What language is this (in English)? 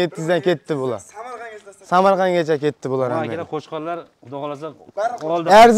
Turkish